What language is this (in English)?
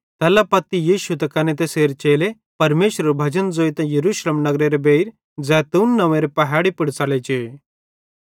Bhadrawahi